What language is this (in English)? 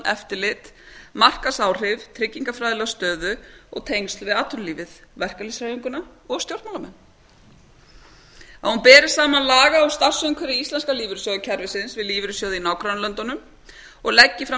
Icelandic